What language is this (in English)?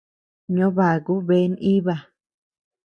Tepeuxila Cuicatec